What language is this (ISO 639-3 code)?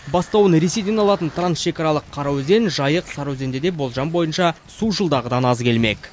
kaz